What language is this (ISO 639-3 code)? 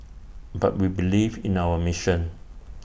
eng